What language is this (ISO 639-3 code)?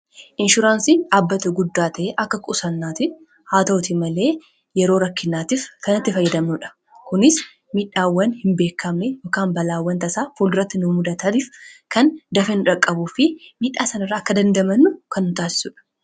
orm